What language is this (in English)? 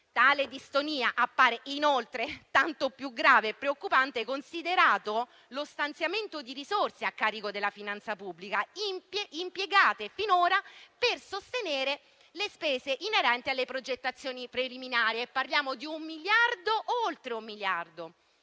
Italian